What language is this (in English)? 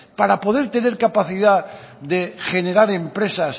Spanish